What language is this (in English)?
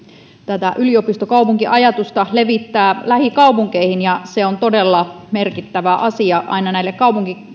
Finnish